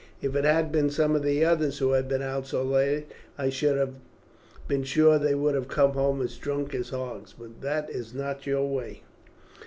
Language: English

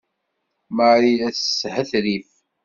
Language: Kabyle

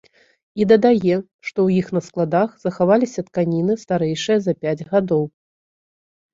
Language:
Belarusian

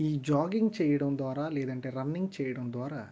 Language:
Telugu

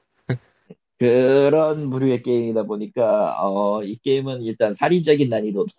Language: Korean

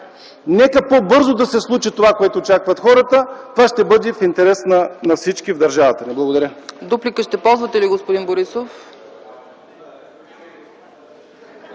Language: Bulgarian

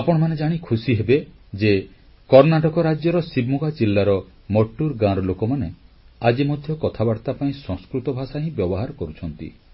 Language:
Odia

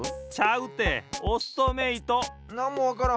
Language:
Japanese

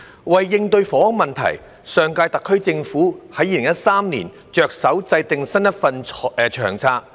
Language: Cantonese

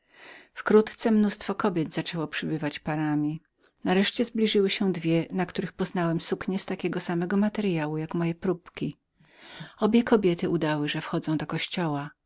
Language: Polish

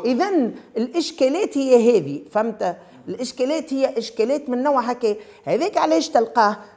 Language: Arabic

